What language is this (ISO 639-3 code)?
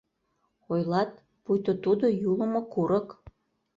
chm